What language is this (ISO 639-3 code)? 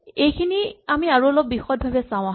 asm